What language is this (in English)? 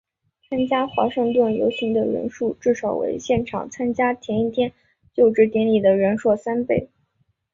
Chinese